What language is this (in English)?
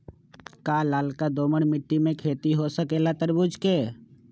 Magahi